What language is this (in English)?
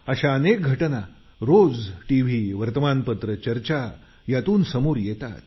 Marathi